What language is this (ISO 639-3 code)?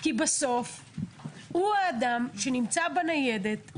heb